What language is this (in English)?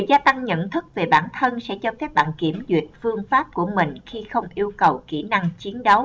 Vietnamese